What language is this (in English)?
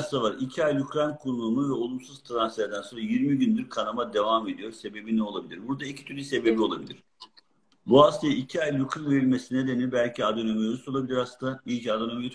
Turkish